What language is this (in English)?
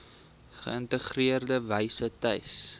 Afrikaans